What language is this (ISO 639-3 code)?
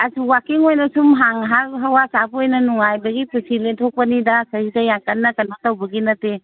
mni